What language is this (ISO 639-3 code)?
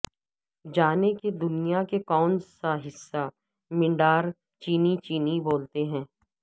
urd